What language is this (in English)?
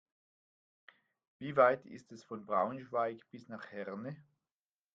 German